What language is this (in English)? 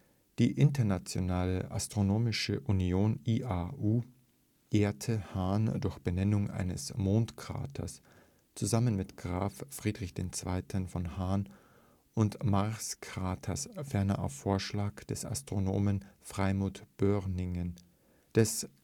German